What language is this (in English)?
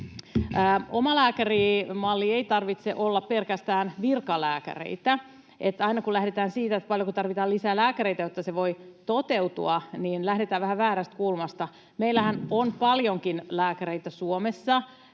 Finnish